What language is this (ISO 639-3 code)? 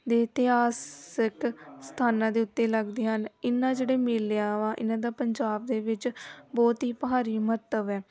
pan